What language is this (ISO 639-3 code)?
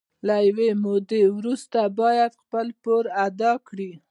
pus